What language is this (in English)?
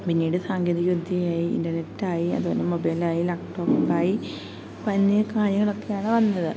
Malayalam